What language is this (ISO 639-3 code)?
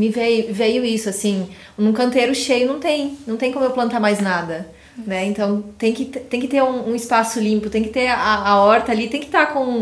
por